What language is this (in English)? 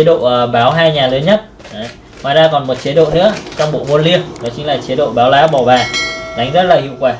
Vietnamese